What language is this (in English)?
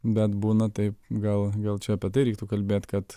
Lithuanian